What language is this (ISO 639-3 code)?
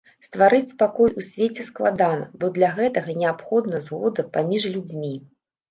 bel